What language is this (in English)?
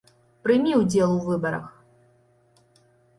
Belarusian